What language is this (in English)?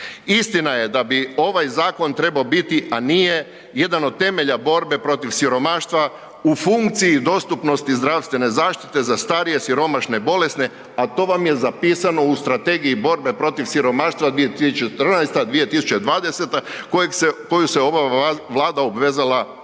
Croatian